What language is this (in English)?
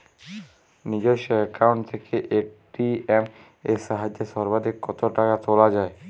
Bangla